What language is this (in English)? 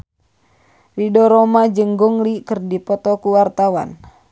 Sundanese